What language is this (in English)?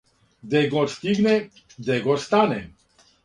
Serbian